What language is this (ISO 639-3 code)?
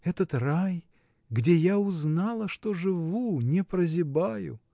rus